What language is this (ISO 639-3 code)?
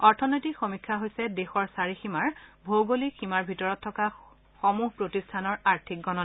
asm